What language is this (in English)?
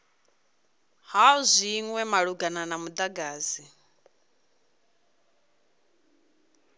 Venda